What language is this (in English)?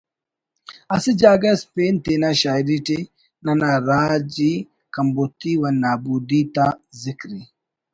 Brahui